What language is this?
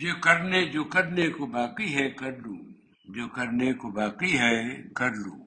Urdu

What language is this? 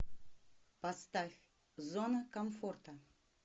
Russian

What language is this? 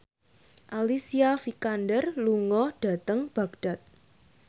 Javanese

